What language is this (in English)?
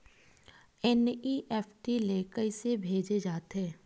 Chhattisgarhi